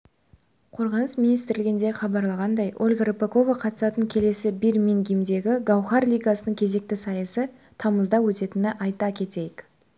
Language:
Kazakh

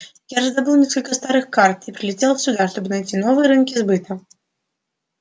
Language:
Russian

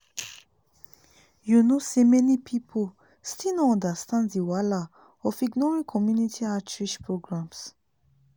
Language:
Nigerian Pidgin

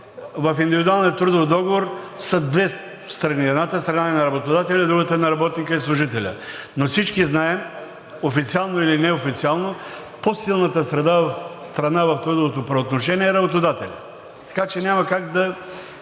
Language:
Bulgarian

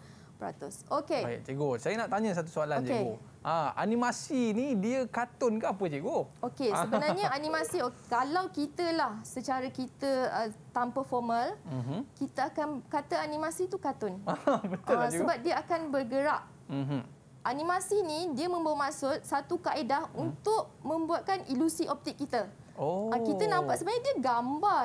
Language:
Malay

